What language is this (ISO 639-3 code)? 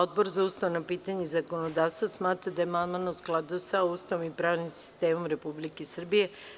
srp